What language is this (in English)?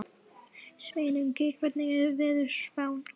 Icelandic